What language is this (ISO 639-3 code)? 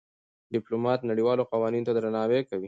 pus